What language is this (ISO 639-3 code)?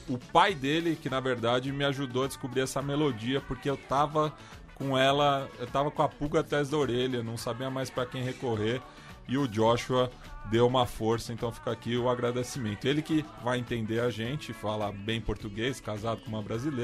por